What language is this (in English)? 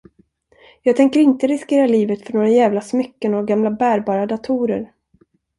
Swedish